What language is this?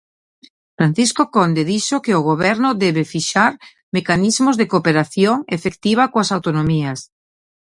Galician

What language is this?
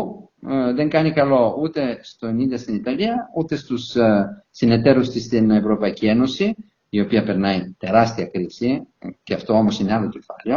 Greek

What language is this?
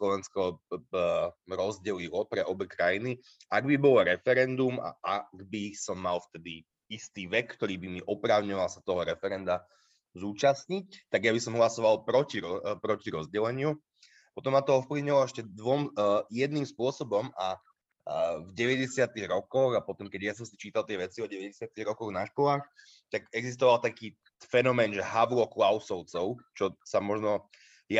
Slovak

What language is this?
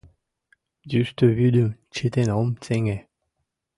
Mari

